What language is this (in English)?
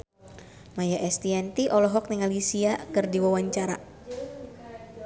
Sundanese